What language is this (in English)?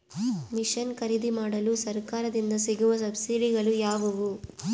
Kannada